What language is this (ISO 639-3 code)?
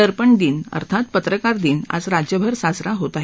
mar